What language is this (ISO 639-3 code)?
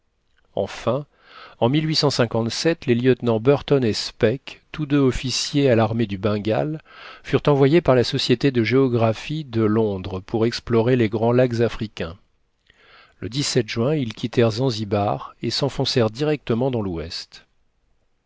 fra